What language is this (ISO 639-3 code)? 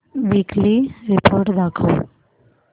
mar